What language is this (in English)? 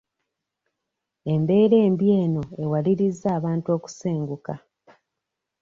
Ganda